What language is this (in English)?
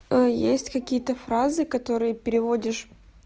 Russian